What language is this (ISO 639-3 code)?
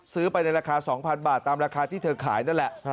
tha